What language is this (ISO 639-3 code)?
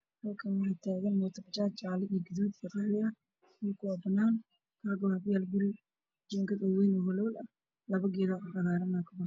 som